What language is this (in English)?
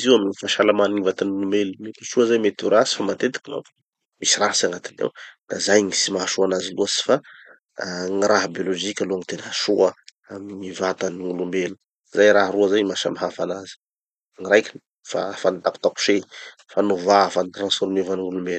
Tanosy Malagasy